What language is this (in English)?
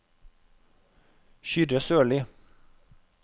Norwegian